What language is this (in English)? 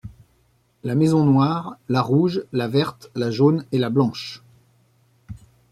French